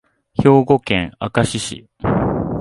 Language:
Japanese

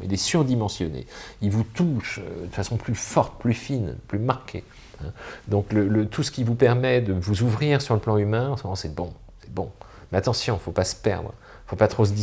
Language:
French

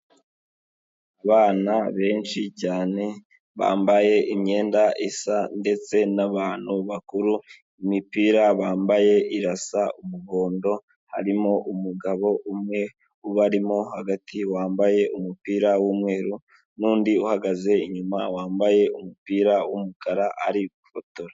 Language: Kinyarwanda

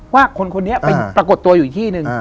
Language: Thai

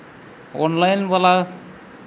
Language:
Santali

